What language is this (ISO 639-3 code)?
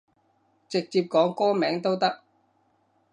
yue